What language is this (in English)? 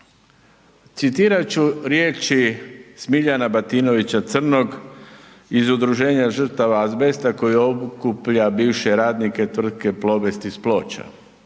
Croatian